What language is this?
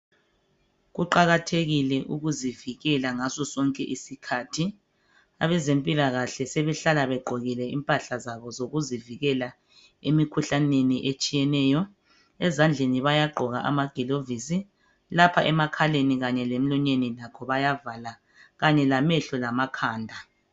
North Ndebele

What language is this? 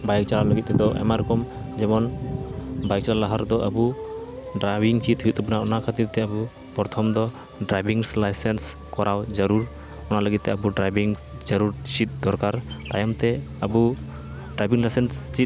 Santali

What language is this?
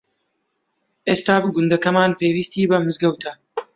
Central Kurdish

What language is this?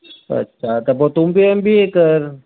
Sindhi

